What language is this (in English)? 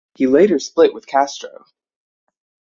English